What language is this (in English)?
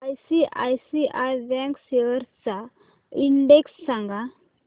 Marathi